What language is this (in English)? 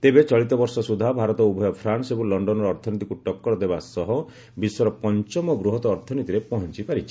Odia